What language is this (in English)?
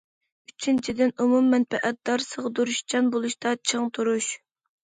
Uyghur